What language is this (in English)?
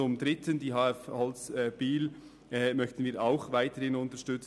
Swiss German